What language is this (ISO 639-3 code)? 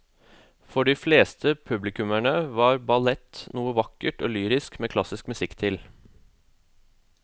nor